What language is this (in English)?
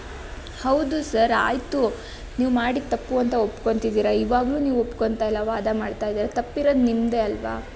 Kannada